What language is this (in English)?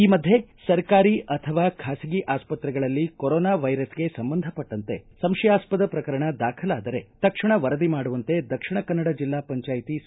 Kannada